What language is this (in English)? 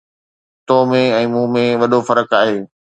Sindhi